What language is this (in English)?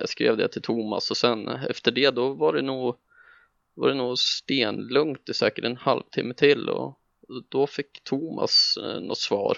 Swedish